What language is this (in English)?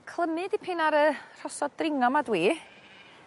Welsh